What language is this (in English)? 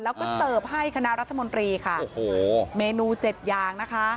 Thai